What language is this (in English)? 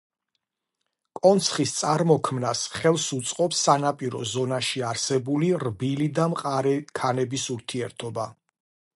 Georgian